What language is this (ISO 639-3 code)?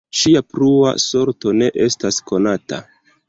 epo